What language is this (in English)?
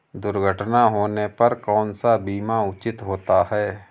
Hindi